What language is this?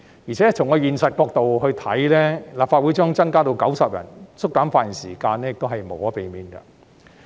Cantonese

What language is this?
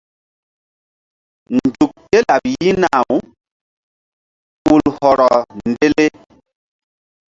Mbum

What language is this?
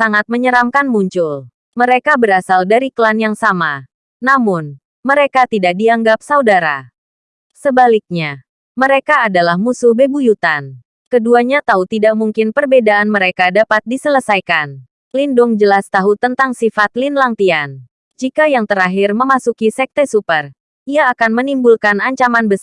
Indonesian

